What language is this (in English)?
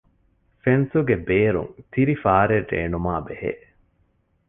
Divehi